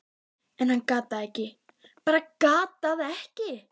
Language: Icelandic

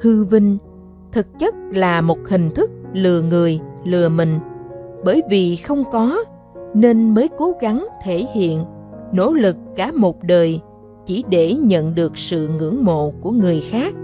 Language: Vietnamese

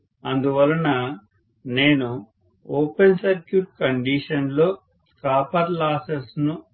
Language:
Telugu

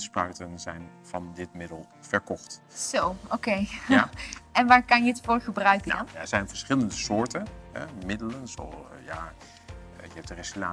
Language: Dutch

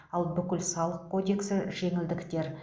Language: Kazakh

